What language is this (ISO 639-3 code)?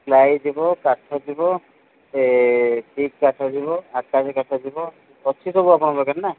ori